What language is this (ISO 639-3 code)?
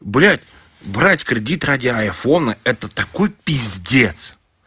rus